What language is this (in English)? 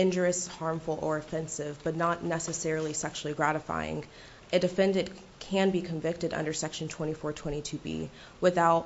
English